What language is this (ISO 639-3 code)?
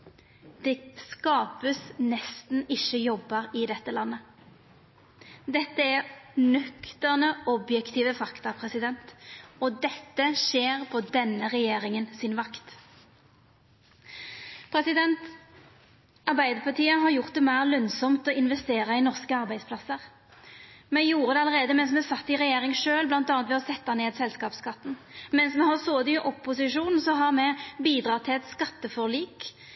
nno